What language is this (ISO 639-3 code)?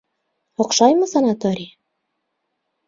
bak